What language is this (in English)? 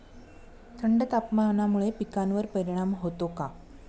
Marathi